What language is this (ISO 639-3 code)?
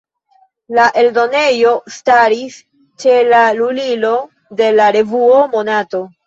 epo